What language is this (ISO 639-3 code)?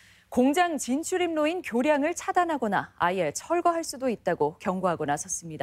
kor